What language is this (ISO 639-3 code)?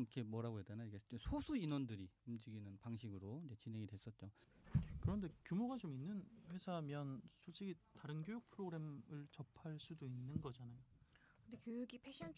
kor